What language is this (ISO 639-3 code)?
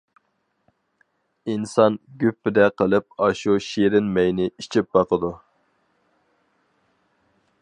uig